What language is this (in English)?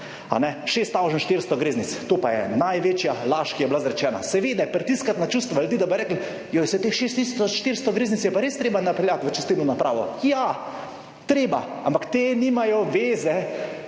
Slovenian